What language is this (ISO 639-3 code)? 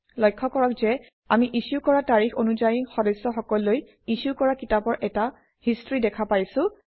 asm